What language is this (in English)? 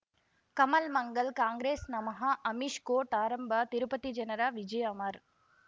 Kannada